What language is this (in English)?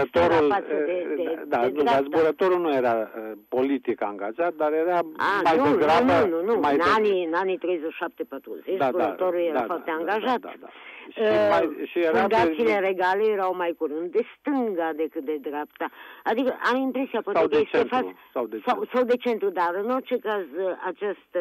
Romanian